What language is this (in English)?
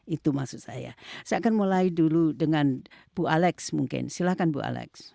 Indonesian